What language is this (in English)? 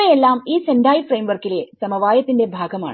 Malayalam